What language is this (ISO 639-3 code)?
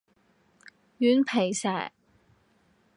yue